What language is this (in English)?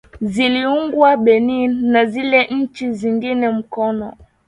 Swahili